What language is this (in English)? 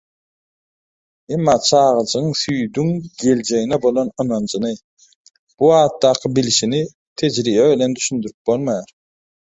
Turkmen